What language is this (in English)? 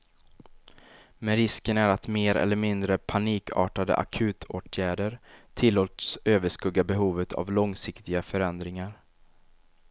Swedish